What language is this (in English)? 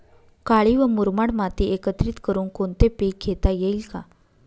Marathi